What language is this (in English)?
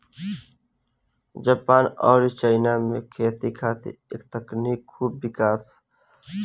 Bhojpuri